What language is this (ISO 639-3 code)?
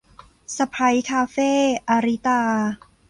tha